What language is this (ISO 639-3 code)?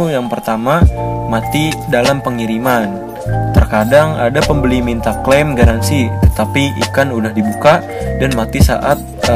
ind